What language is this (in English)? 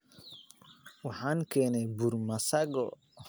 Somali